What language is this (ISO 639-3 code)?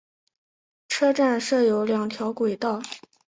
zho